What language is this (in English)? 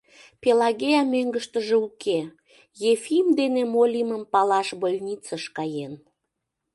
Mari